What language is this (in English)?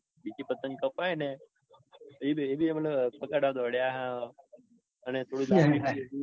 Gujarati